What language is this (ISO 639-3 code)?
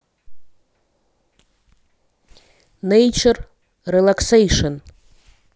rus